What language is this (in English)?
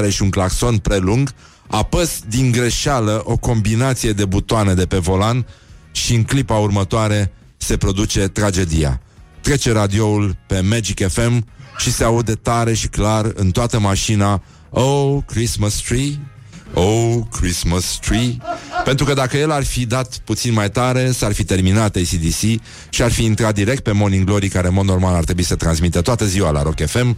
Romanian